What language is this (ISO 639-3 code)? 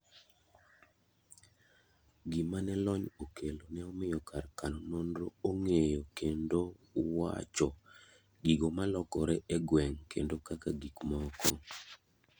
luo